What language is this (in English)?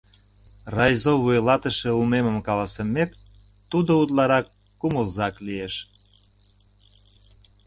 Mari